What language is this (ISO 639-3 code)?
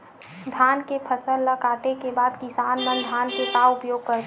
hne